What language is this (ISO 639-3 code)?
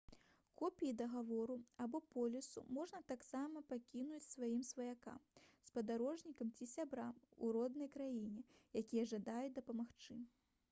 bel